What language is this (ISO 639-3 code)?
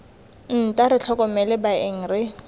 tsn